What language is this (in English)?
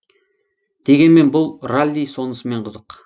Kazakh